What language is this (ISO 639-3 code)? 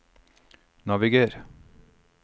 nor